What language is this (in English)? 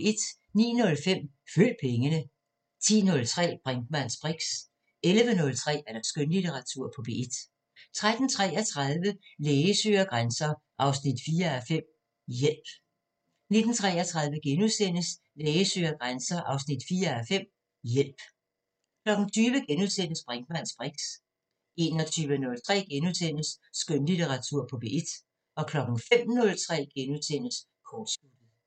Danish